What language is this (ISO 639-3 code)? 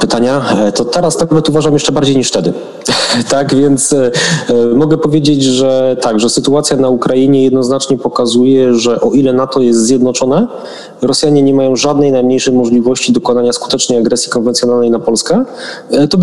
pol